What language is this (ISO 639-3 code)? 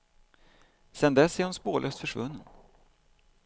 swe